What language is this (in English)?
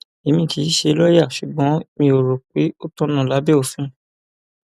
Yoruba